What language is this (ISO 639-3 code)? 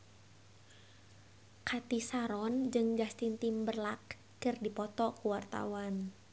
sun